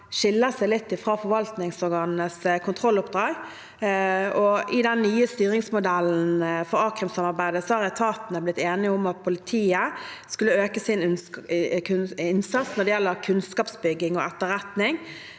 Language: Norwegian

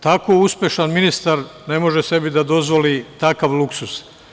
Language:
Serbian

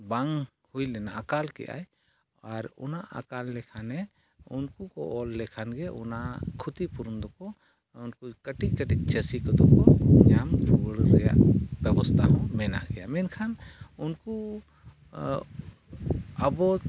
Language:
Santali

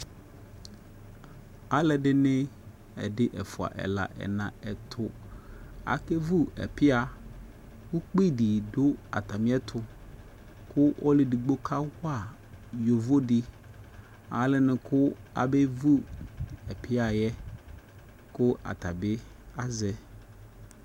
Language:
Ikposo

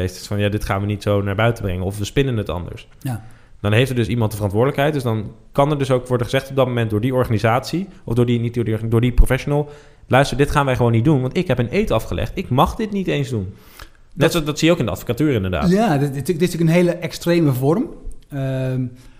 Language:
Dutch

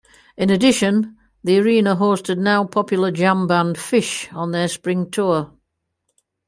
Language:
English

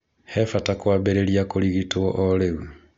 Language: Kikuyu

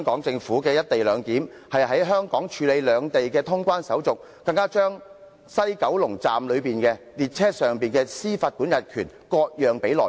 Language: Cantonese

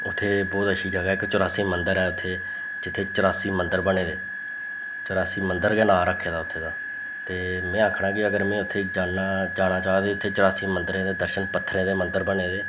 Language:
Dogri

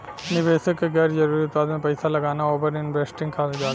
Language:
Bhojpuri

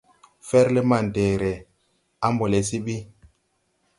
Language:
Tupuri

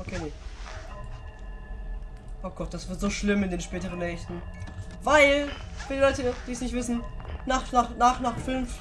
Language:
German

